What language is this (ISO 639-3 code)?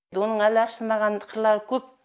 kaz